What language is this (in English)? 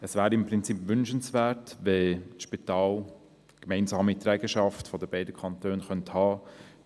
Swiss German